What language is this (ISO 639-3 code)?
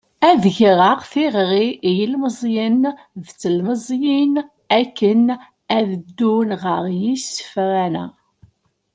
kab